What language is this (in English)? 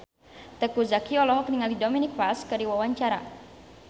Sundanese